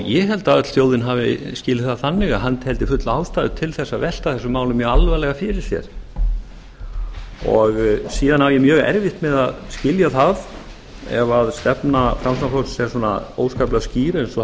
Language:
Icelandic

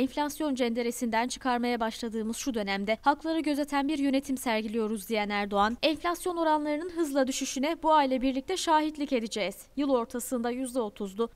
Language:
Turkish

